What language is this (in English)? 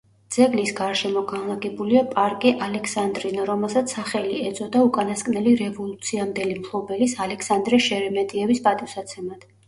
Georgian